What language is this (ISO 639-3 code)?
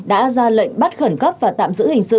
vie